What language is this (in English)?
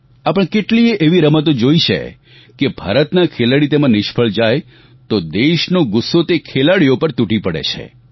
Gujarati